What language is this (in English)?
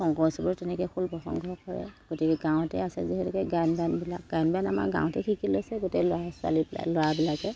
Assamese